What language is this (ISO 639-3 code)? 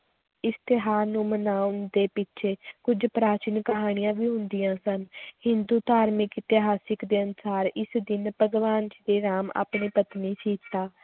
pan